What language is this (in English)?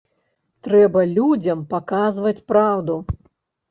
Belarusian